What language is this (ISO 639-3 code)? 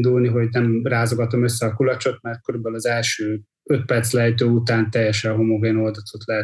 hun